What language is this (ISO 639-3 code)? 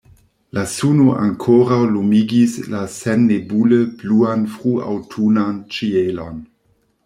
epo